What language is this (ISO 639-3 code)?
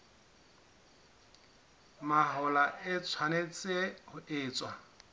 sot